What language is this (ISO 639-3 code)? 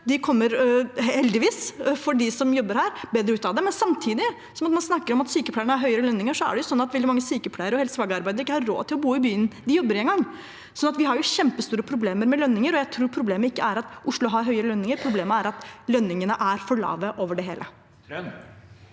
nor